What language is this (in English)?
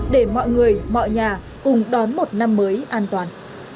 Vietnamese